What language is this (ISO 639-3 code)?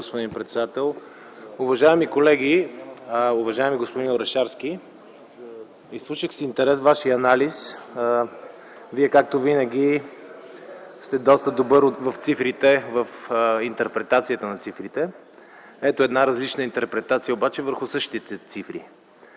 bul